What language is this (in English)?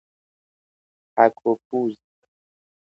Persian